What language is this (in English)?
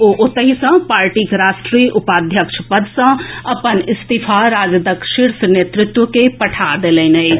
Maithili